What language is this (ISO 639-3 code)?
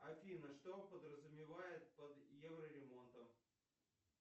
rus